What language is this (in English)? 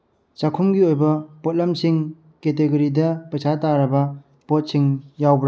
Manipuri